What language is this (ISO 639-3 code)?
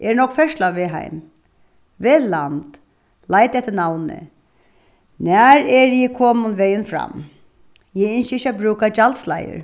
fao